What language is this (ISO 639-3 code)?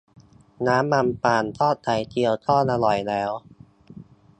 tha